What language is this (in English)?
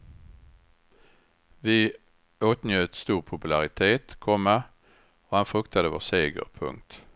Swedish